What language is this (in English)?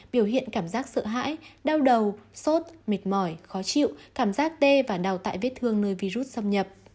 Vietnamese